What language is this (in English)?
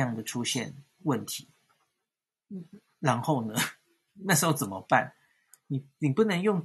Chinese